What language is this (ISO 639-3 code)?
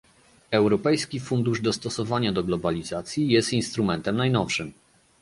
pol